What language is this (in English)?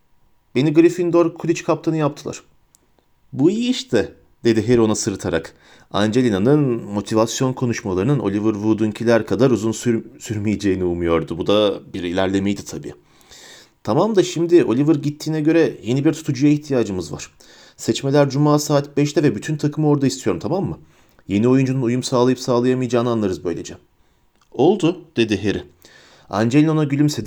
Turkish